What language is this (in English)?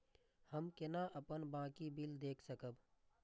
Maithili